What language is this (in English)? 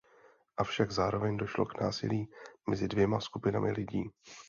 Czech